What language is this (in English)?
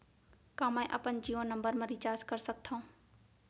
Chhattisgarhi